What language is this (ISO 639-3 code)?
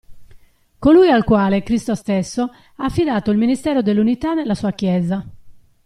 ita